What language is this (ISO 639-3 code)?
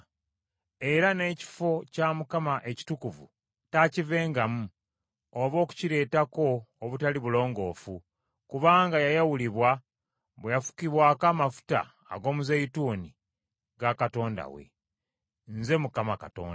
lug